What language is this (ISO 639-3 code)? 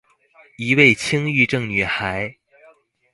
zho